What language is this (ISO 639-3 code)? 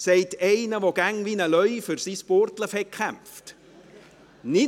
gsw